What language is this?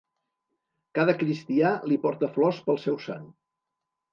Catalan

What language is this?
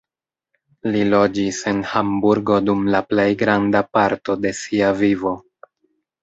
Esperanto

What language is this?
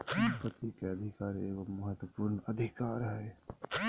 Magahi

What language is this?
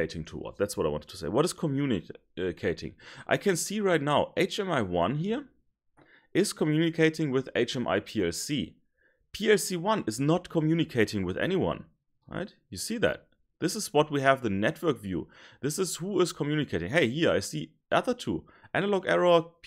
English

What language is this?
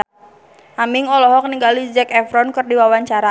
Sundanese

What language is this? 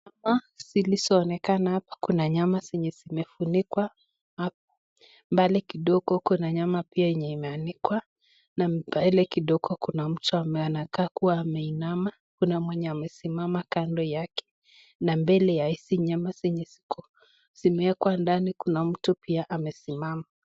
Swahili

